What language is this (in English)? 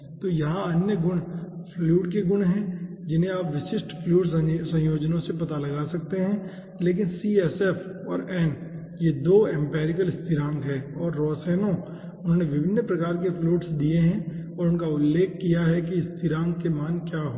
Hindi